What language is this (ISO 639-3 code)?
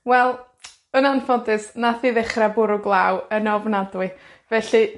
cym